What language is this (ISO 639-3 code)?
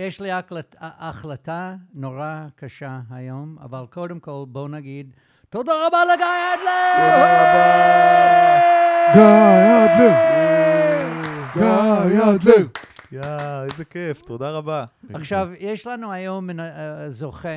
heb